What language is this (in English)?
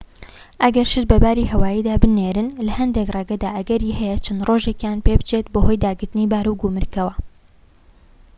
Central Kurdish